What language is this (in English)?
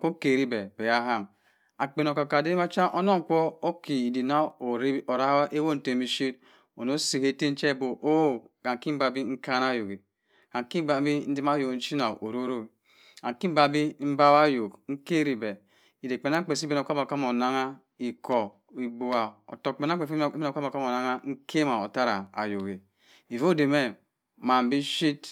Cross River Mbembe